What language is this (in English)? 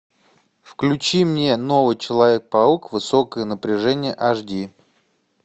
Russian